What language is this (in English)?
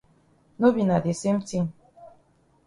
Cameroon Pidgin